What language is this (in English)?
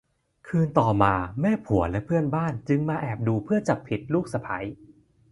Thai